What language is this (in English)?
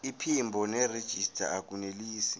Zulu